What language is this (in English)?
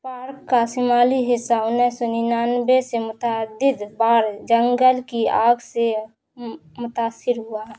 Urdu